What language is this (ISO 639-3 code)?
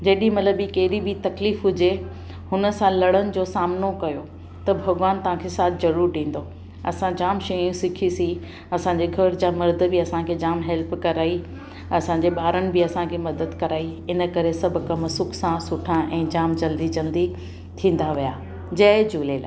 snd